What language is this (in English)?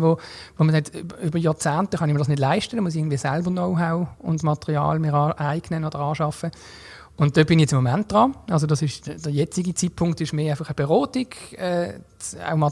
German